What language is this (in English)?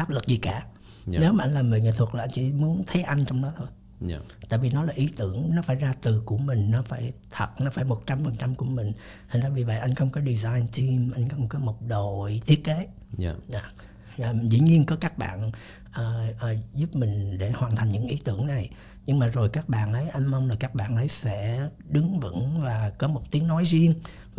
Vietnamese